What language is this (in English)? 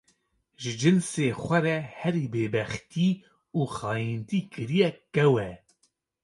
Kurdish